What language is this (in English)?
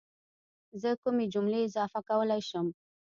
Pashto